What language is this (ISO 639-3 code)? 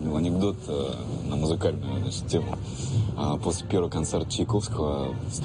rus